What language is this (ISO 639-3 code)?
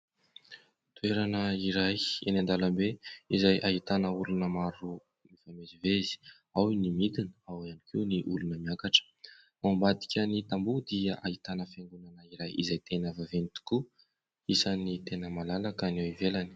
mlg